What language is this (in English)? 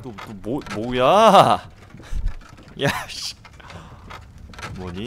Korean